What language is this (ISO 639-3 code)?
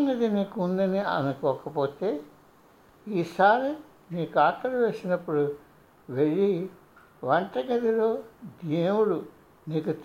tel